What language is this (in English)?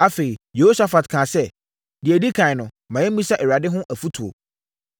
Akan